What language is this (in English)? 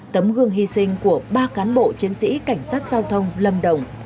Vietnamese